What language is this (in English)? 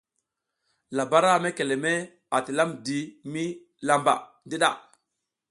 South Giziga